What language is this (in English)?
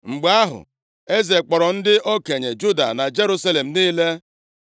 Igbo